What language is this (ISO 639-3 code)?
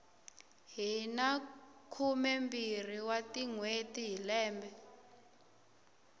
tso